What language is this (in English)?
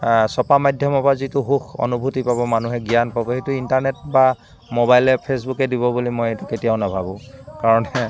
Assamese